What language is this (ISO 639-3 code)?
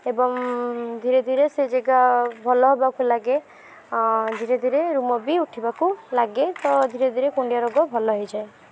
ori